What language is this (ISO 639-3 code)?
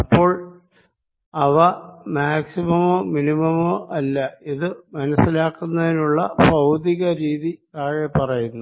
mal